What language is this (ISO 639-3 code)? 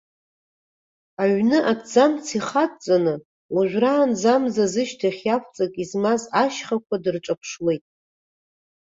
abk